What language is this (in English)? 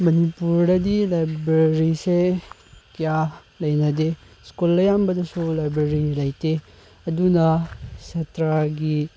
Manipuri